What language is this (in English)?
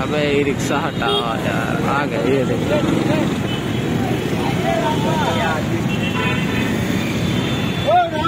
Hindi